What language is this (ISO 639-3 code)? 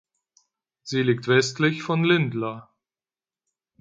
deu